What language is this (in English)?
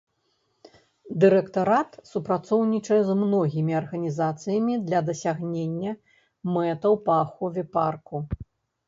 Belarusian